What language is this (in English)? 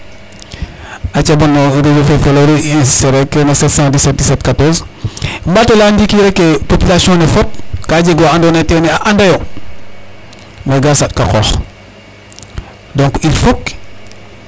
Serer